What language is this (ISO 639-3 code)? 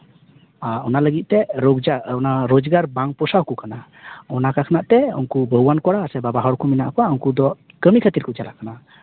sat